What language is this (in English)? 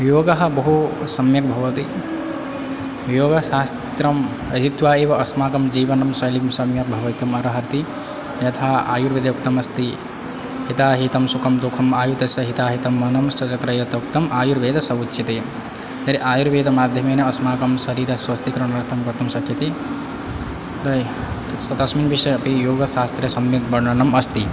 Sanskrit